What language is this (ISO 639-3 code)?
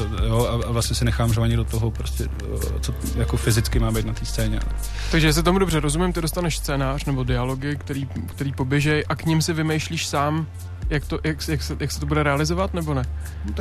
ces